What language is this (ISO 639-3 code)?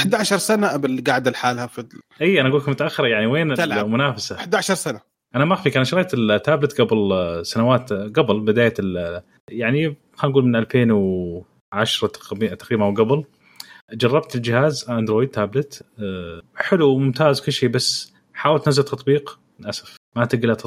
ara